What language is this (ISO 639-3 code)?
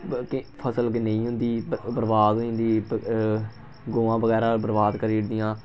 doi